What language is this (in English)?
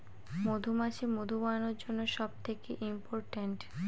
Bangla